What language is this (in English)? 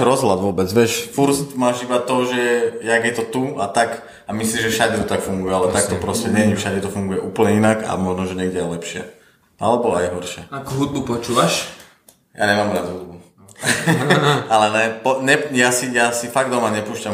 Slovak